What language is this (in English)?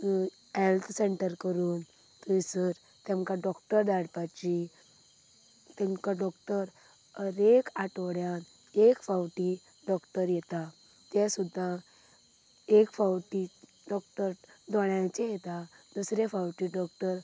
Konkani